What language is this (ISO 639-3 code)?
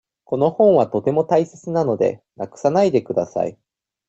jpn